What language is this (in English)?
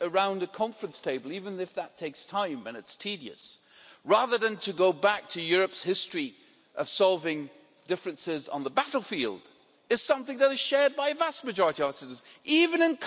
English